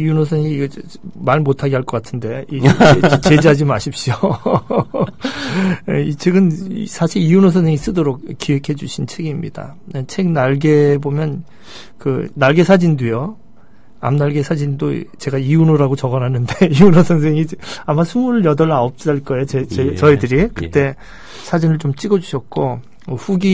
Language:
Korean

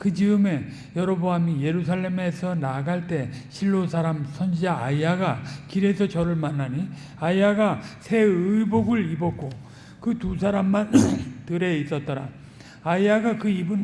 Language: Korean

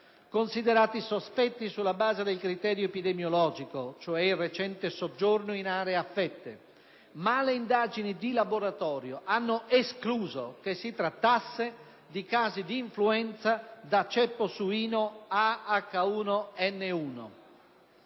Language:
Italian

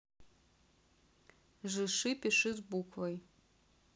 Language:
Russian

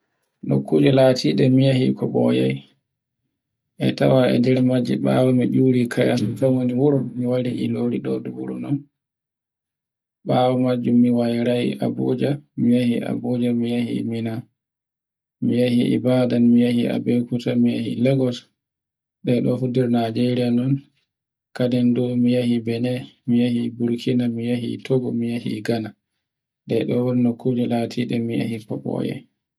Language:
Borgu Fulfulde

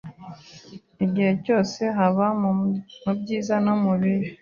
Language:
Kinyarwanda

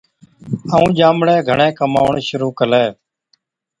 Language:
Od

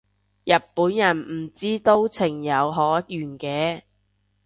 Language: Cantonese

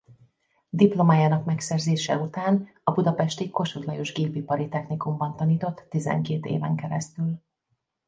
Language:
Hungarian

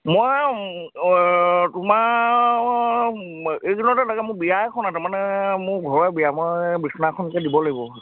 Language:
Assamese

